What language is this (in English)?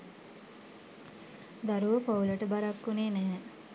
Sinhala